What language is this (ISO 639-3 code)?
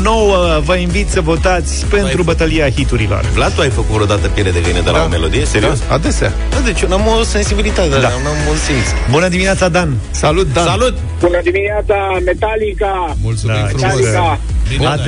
ron